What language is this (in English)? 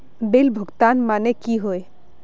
Magahi